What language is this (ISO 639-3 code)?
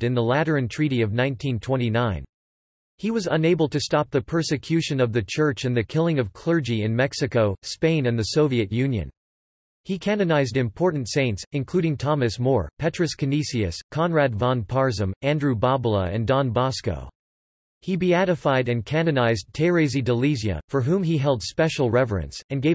eng